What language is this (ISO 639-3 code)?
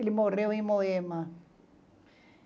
por